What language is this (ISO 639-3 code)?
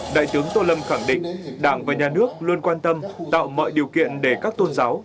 vie